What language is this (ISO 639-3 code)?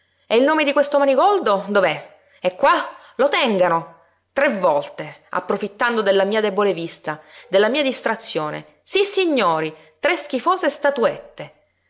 ita